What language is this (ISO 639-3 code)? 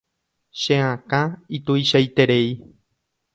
grn